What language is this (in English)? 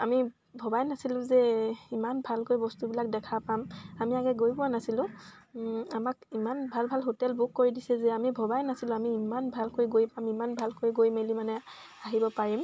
Assamese